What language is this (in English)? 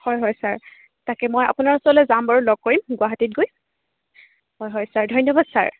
Assamese